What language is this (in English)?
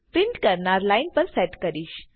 Gujarati